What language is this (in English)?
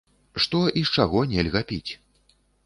Belarusian